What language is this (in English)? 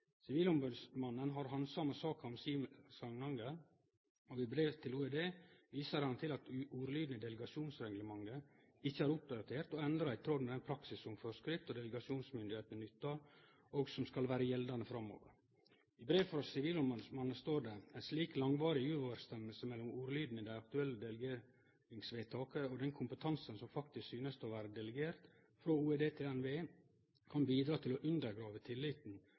Norwegian Nynorsk